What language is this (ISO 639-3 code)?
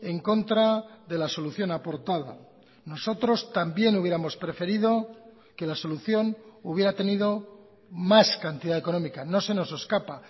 spa